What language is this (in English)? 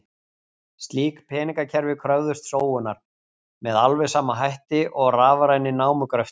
Icelandic